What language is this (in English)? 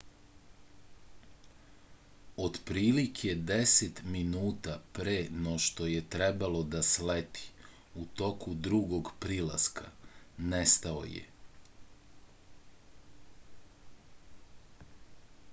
Serbian